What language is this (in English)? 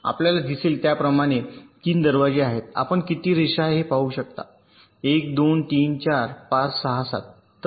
Marathi